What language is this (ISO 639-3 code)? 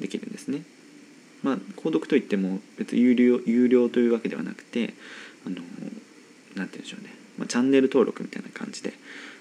jpn